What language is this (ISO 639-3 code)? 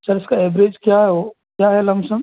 hin